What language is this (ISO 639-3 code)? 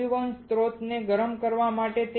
guj